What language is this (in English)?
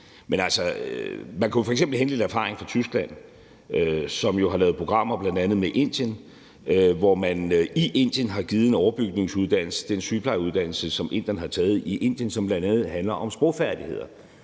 Danish